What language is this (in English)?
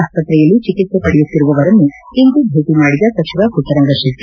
Kannada